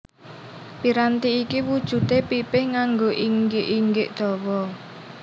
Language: Javanese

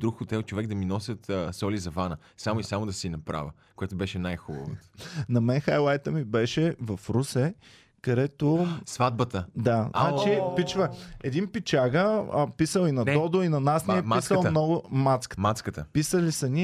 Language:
Bulgarian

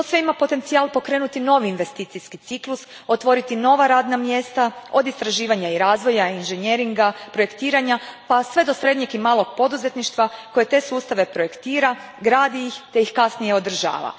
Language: Croatian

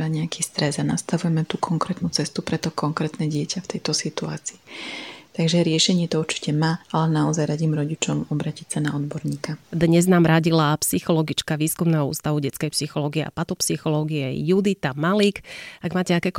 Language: Slovak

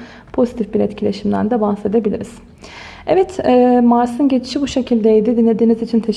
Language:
Turkish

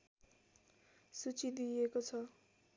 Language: Nepali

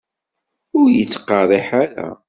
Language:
Kabyle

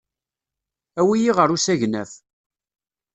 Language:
Kabyle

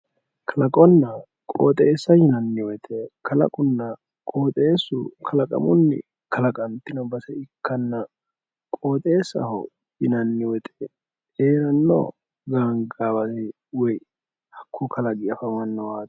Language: Sidamo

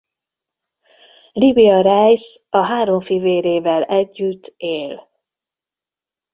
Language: Hungarian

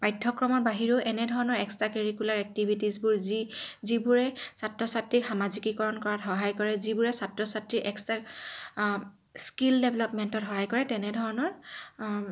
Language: Assamese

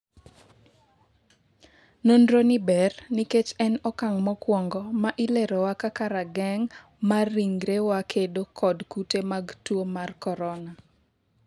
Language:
Luo (Kenya and Tanzania)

